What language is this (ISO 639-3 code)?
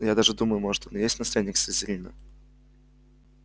rus